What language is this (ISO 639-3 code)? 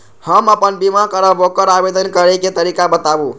mai